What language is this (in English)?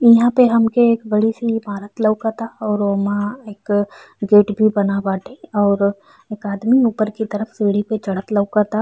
Bhojpuri